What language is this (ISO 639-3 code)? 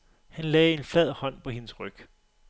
dan